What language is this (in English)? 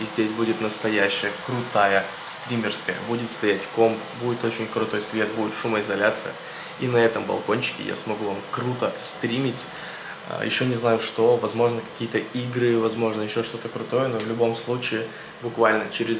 Russian